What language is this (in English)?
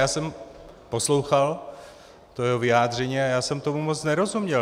Czech